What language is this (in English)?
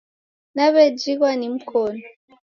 Taita